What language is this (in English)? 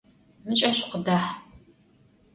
Adyghe